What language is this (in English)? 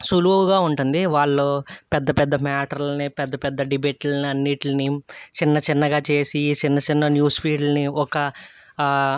Telugu